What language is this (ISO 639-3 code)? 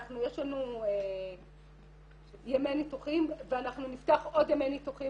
heb